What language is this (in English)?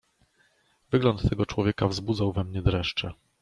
Polish